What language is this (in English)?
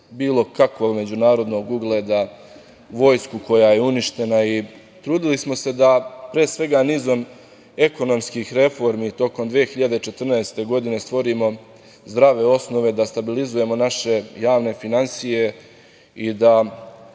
Serbian